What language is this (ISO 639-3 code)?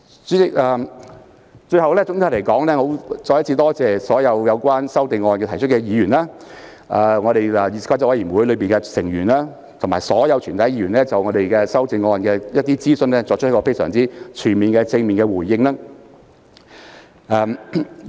yue